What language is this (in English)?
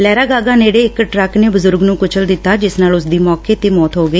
Punjabi